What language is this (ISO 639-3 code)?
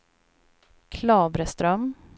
swe